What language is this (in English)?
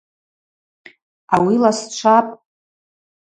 Abaza